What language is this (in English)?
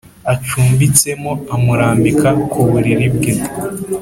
Kinyarwanda